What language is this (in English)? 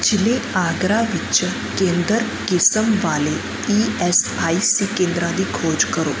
Punjabi